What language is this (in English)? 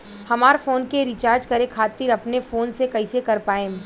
Bhojpuri